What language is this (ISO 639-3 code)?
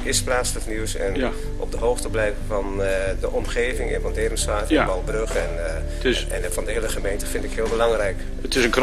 nld